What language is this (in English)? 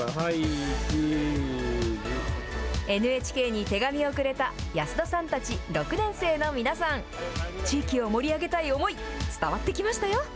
Japanese